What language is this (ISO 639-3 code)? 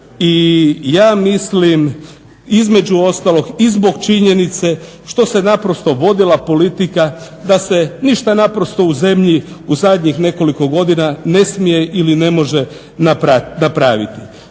hrv